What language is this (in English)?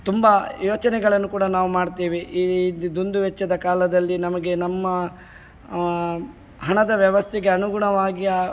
Kannada